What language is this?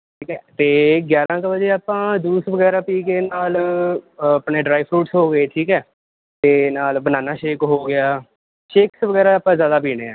Punjabi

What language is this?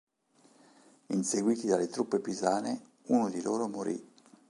Italian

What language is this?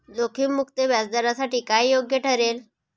Marathi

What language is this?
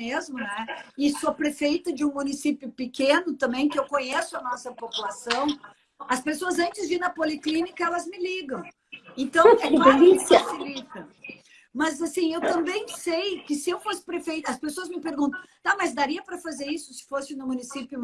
Portuguese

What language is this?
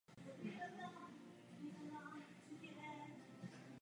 Czech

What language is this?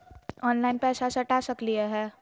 Magahi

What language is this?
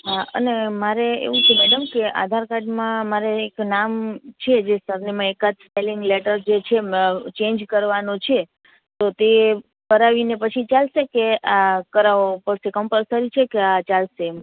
Gujarati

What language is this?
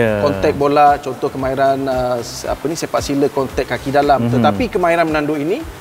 Malay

